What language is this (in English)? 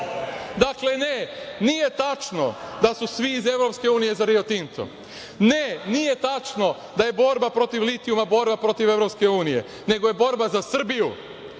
Serbian